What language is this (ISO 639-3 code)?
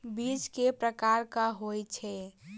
mai